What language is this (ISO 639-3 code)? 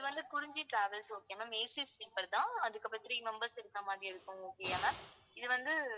tam